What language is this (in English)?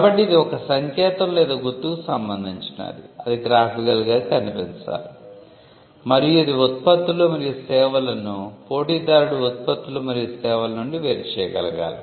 Telugu